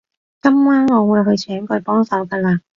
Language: Cantonese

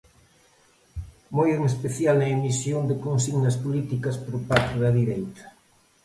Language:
Galician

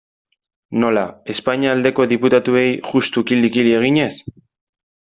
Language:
Basque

